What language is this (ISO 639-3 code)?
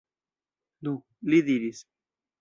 epo